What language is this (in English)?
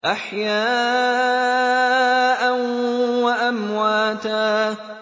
Arabic